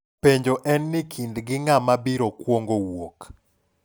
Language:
Luo (Kenya and Tanzania)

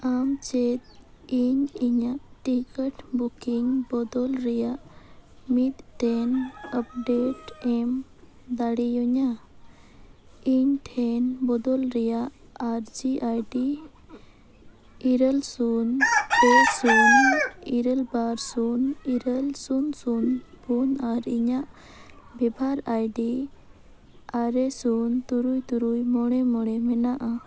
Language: Santali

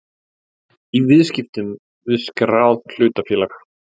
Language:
Icelandic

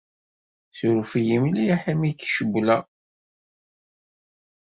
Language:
Kabyle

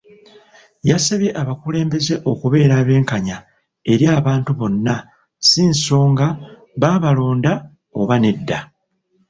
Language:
Ganda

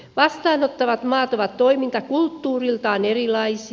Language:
Finnish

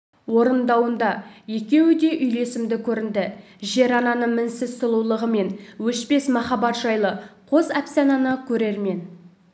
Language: Kazakh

